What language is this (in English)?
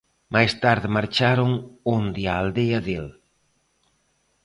Galician